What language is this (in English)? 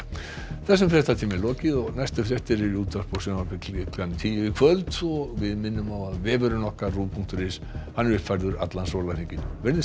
Icelandic